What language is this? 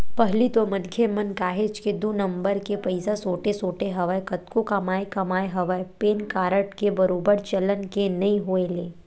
Chhattisgarhi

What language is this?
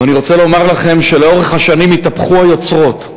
Hebrew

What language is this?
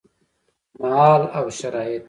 Pashto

